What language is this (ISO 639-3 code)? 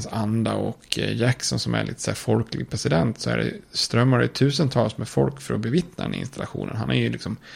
swe